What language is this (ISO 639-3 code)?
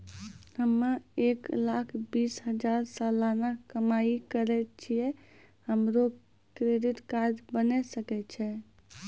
mai